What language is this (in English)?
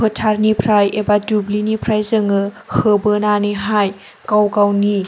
Bodo